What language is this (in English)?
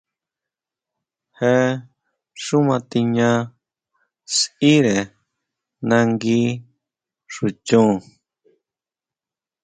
Huautla Mazatec